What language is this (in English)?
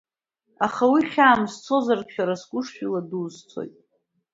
Abkhazian